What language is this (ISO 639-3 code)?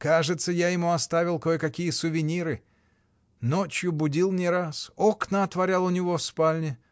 rus